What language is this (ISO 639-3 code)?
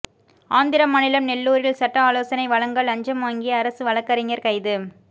tam